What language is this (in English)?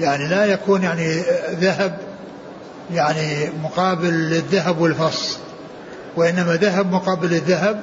Arabic